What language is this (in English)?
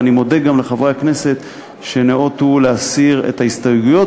Hebrew